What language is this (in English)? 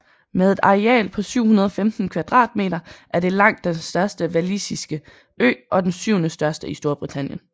Danish